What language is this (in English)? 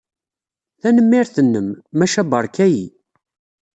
Kabyle